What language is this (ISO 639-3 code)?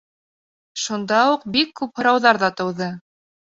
bak